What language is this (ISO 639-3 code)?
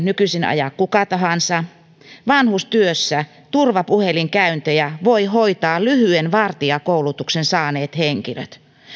fin